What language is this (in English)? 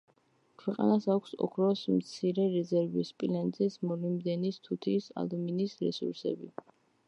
Georgian